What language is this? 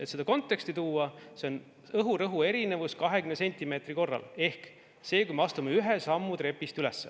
Estonian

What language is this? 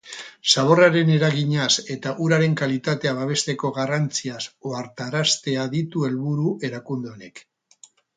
Basque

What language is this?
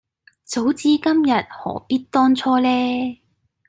Cantonese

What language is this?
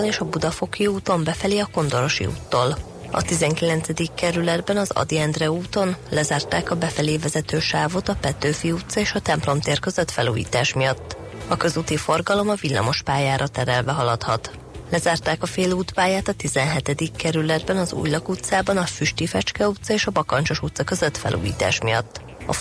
Hungarian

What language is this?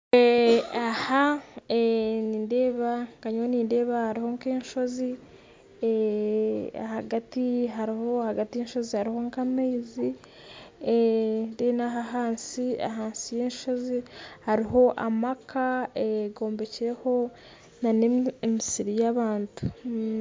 Nyankole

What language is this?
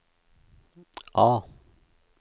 Norwegian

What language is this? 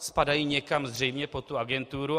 Czech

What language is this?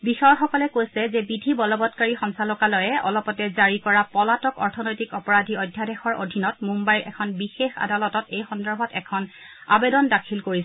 Assamese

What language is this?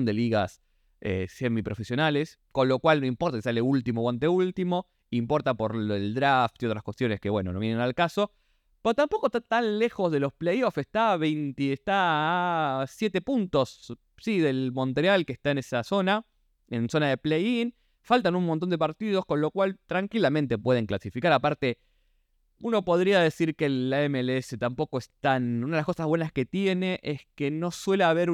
Spanish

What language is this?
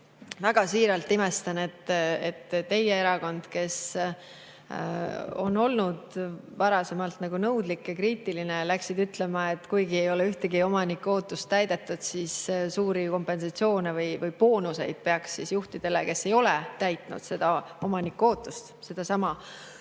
Estonian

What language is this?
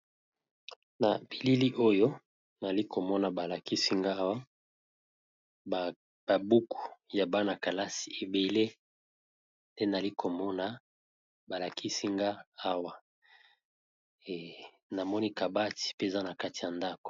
Lingala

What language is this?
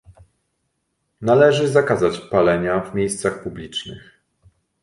Polish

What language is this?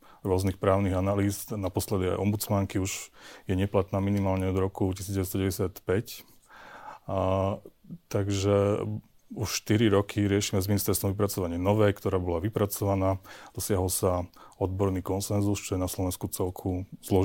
Slovak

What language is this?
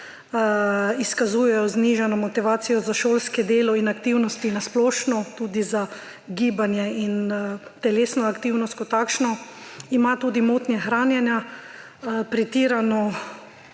Slovenian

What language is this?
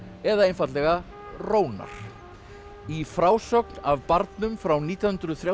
Icelandic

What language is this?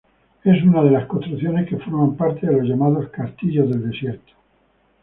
Spanish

